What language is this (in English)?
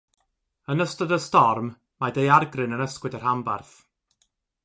Welsh